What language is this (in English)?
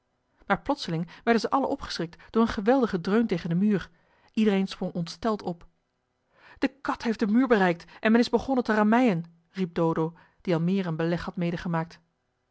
Dutch